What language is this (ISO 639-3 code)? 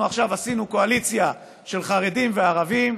heb